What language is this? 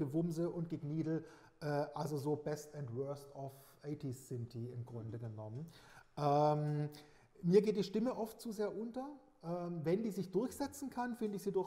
German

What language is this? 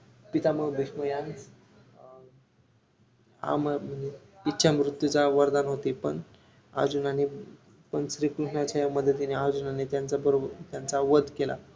Marathi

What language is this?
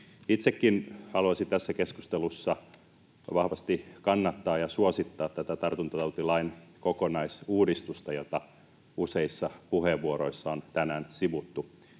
Finnish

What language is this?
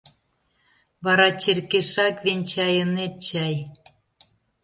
Mari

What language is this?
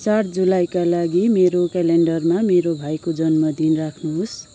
Nepali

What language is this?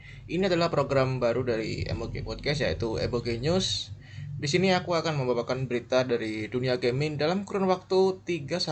Indonesian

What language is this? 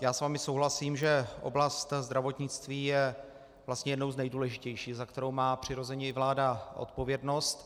Czech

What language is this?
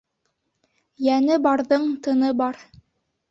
Bashkir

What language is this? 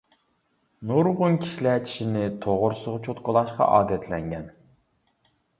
Uyghur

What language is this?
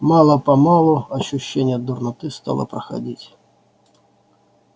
Russian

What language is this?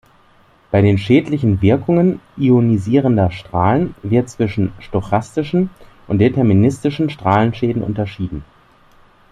German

